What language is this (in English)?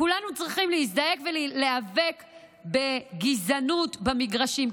Hebrew